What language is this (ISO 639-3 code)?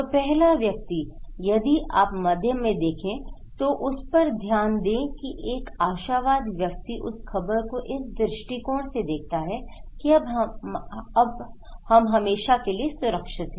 hin